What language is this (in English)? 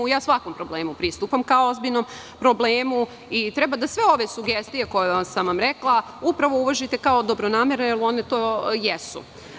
Serbian